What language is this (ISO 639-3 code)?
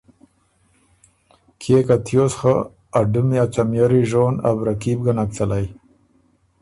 oru